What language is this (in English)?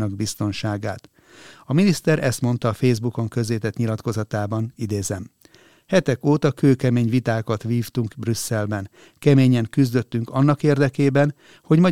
Hungarian